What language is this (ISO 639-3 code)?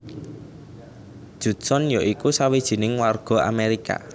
jav